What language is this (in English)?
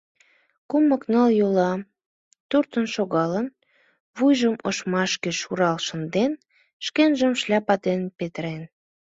Mari